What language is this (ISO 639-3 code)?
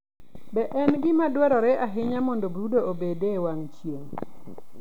luo